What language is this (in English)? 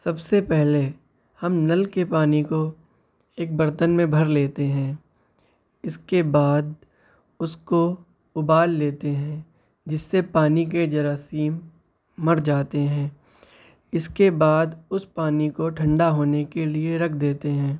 Urdu